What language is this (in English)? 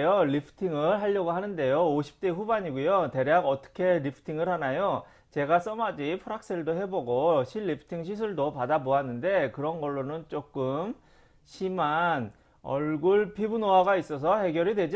Korean